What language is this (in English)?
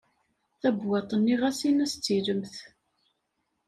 Kabyle